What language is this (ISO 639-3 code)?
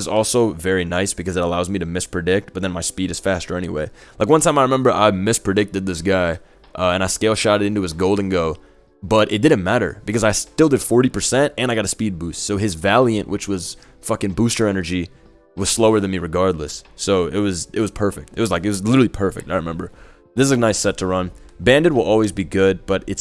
eng